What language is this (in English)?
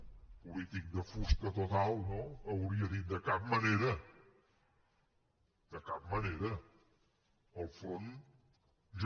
Catalan